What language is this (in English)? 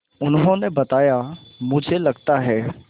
Hindi